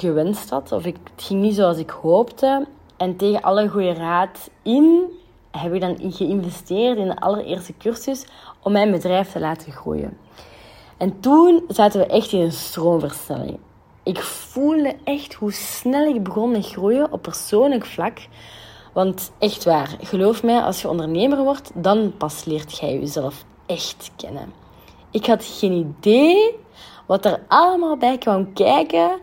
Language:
Dutch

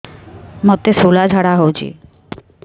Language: Odia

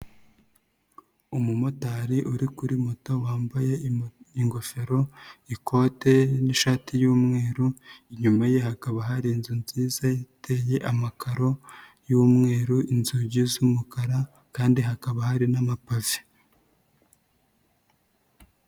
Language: Kinyarwanda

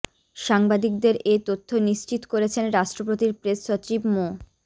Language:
Bangla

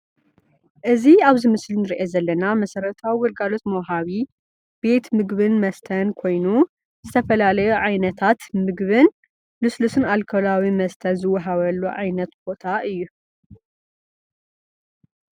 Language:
Tigrinya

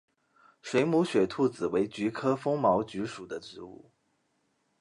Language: Chinese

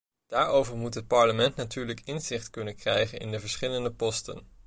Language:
Dutch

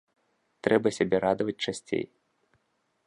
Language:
Belarusian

